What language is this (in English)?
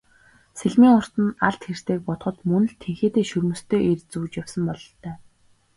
Mongolian